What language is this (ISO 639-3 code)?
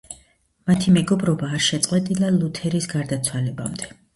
kat